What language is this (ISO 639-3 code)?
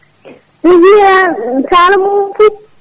ful